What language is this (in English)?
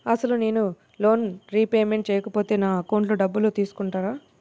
Telugu